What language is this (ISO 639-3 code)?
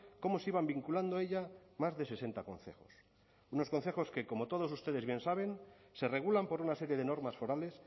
spa